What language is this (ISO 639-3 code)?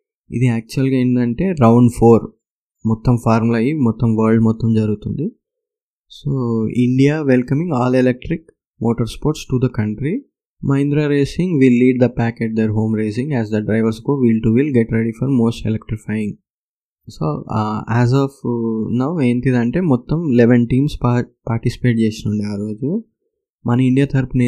tel